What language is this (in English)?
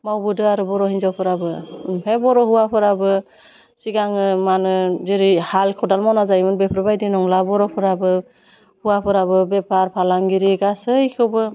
Bodo